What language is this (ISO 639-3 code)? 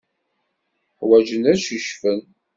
kab